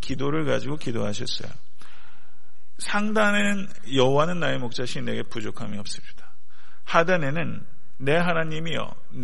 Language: Korean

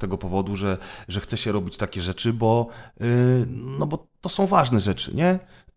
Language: Polish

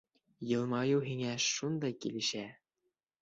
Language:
Bashkir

